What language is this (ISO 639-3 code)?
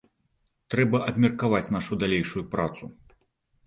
bel